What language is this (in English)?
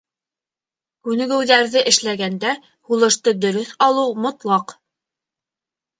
Bashkir